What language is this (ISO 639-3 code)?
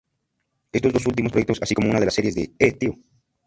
spa